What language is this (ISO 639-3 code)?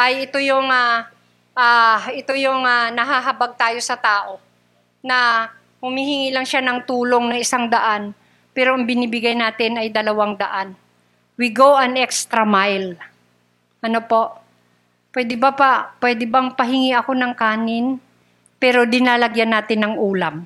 fil